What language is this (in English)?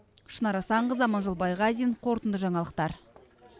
Kazakh